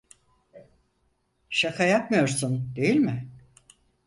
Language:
Turkish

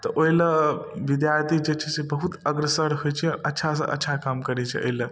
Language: Maithili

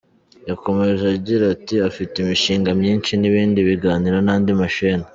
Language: Kinyarwanda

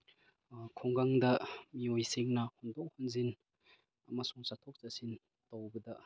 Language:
Manipuri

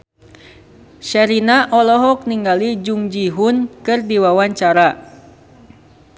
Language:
Sundanese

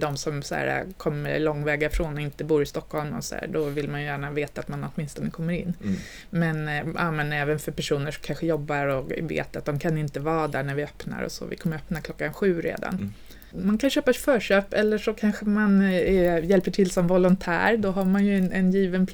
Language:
Swedish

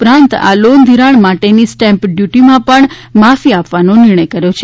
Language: Gujarati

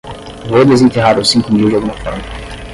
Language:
Portuguese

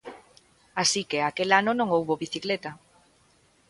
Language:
Galician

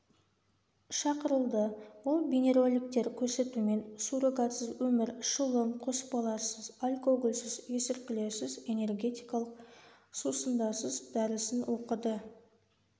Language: Kazakh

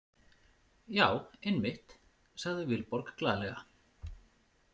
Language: Icelandic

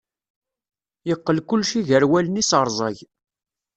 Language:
Kabyle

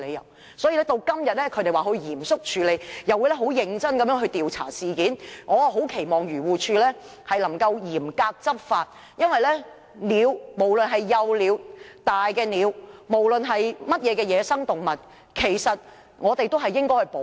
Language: Cantonese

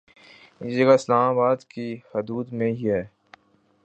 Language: Urdu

